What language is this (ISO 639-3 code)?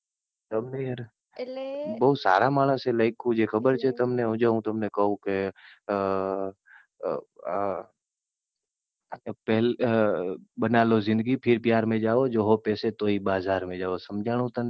guj